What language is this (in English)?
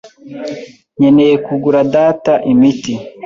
Kinyarwanda